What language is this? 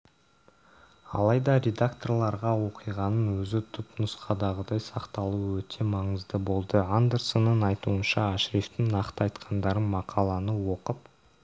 Kazakh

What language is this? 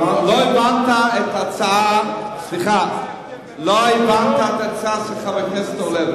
Hebrew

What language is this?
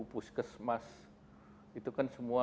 Indonesian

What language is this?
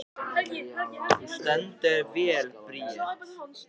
Icelandic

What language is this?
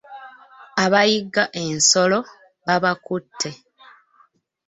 Ganda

